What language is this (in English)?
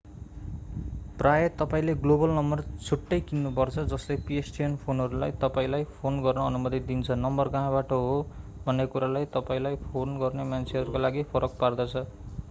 Nepali